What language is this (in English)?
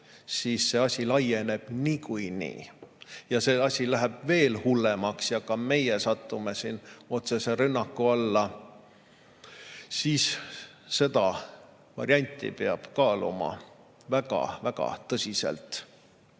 Estonian